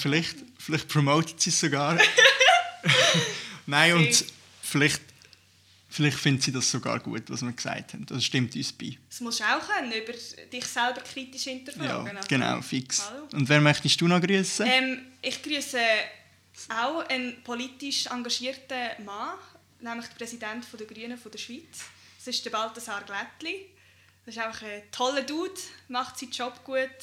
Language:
German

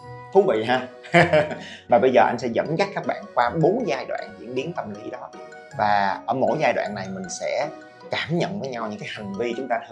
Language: Vietnamese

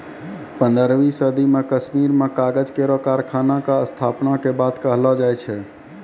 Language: Maithili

